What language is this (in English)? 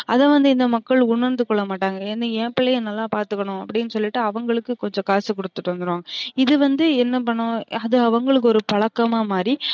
Tamil